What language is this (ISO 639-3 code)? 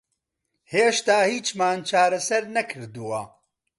ckb